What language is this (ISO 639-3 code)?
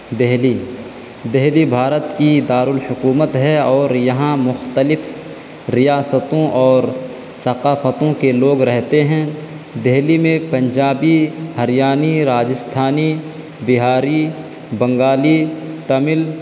urd